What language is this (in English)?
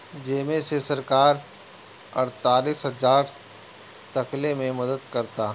Bhojpuri